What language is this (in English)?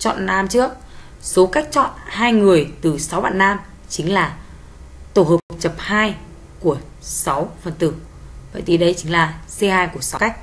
Vietnamese